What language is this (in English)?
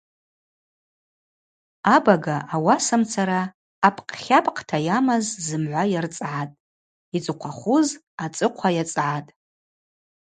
Abaza